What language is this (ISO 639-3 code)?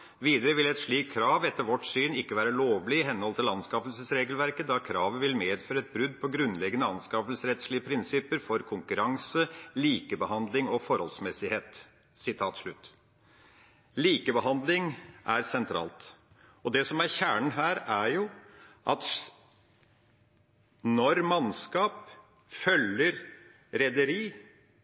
nob